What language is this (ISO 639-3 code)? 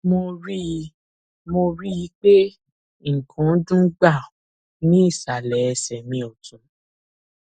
yor